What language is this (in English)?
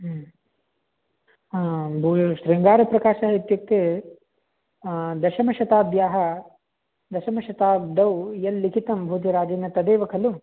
Sanskrit